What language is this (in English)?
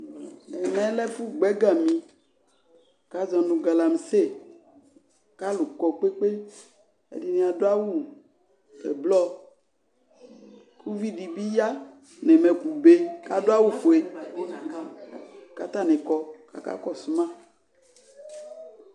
Ikposo